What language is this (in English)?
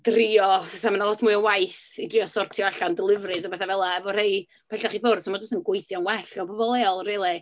Welsh